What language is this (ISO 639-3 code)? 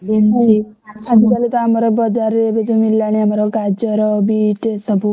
ori